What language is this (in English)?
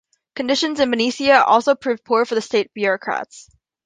English